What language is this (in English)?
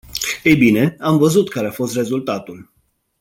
Romanian